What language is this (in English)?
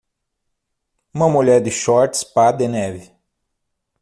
Portuguese